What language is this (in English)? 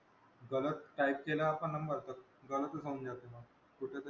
Marathi